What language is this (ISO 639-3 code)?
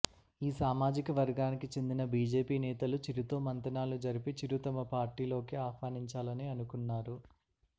tel